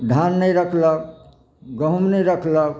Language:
Maithili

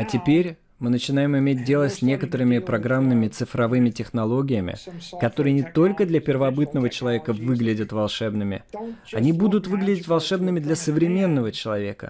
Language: Russian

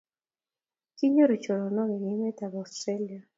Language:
Kalenjin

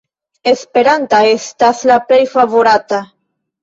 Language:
Esperanto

